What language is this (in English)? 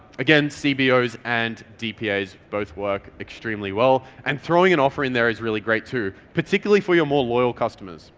English